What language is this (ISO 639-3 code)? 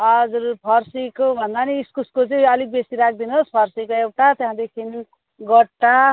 nep